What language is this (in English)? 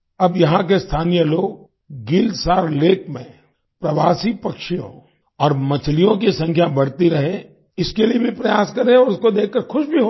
Hindi